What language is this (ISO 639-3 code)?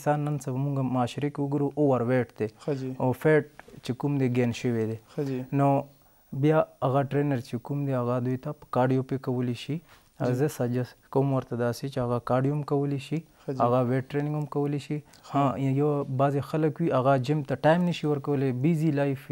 ron